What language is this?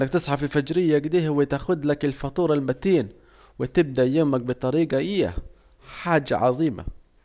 Saidi Arabic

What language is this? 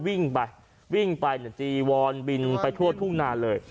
Thai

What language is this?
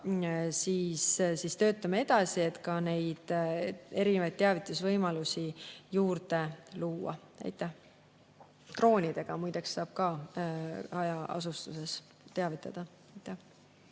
Estonian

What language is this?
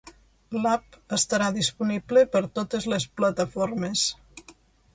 Catalan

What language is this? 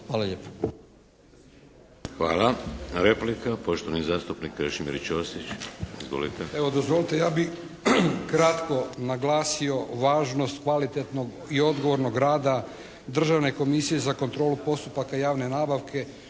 Croatian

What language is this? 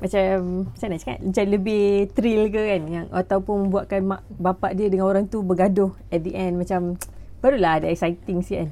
Malay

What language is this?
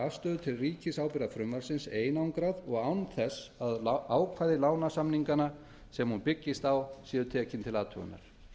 Icelandic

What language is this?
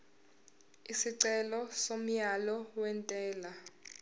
Zulu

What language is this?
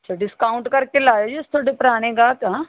Punjabi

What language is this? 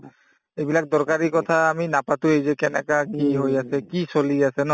Assamese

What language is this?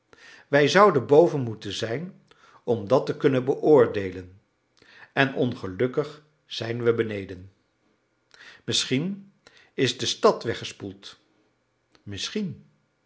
Dutch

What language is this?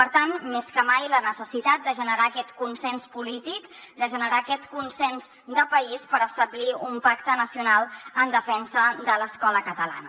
Catalan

